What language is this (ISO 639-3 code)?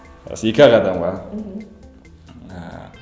kaz